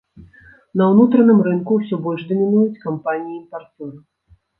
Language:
Belarusian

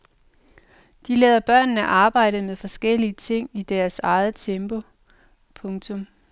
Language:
Danish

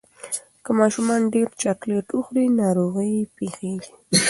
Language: Pashto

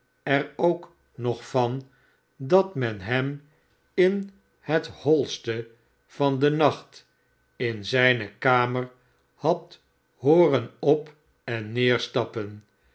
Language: Dutch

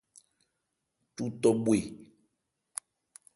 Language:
Ebrié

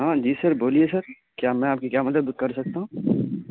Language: Urdu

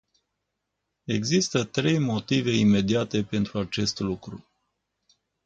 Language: Romanian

